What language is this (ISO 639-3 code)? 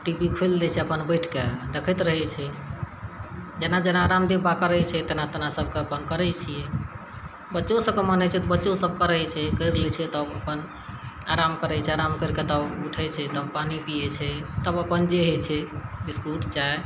mai